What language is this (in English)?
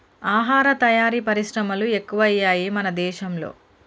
Telugu